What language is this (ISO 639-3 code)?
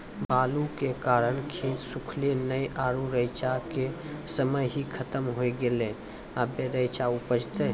mai